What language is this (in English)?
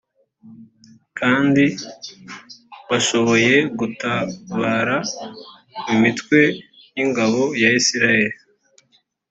Kinyarwanda